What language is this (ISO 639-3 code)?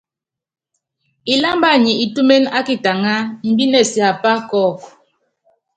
yav